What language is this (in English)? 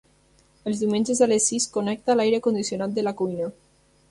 Catalan